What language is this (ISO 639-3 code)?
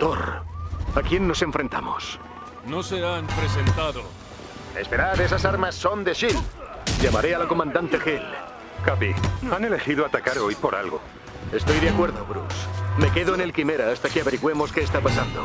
spa